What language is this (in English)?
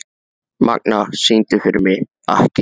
Icelandic